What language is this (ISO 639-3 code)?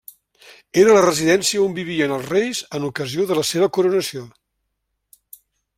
cat